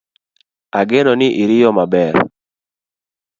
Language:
Luo (Kenya and Tanzania)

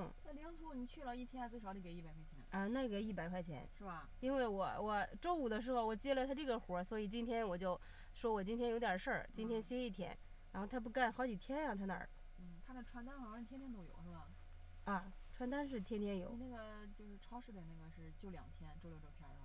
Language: Chinese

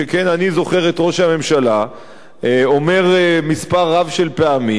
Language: Hebrew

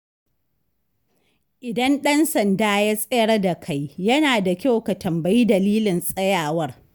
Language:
Hausa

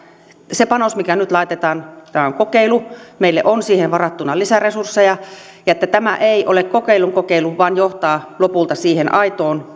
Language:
Finnish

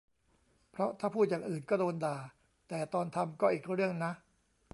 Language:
Thai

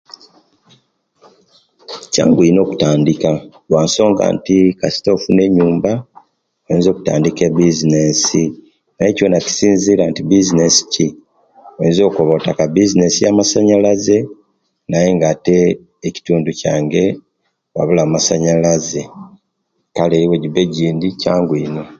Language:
Kenyi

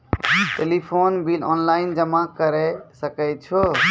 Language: Maithili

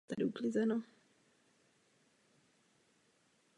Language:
Czech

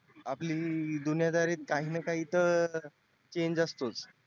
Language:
Marathi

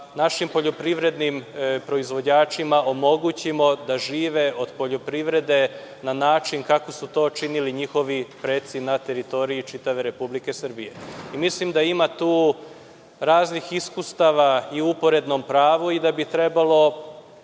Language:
Serbian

